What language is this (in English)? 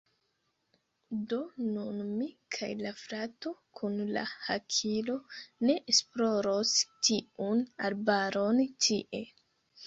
Esperanto